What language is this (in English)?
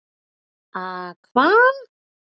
Icelandic